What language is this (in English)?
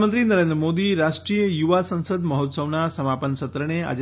Gujarati